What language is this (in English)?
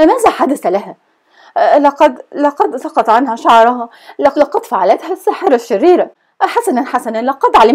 Arabic